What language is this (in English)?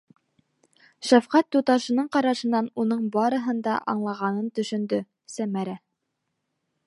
Bashkir